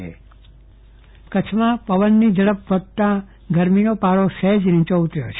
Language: Gujarati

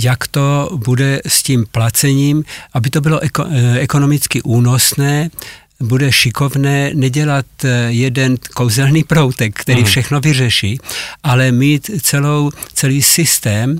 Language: Czech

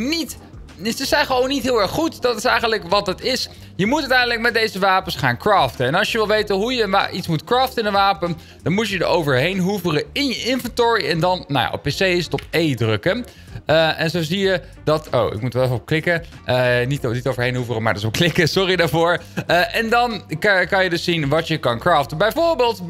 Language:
Dutch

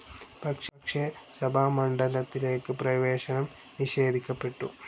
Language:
Malayalam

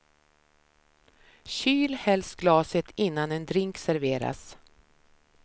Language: Swedish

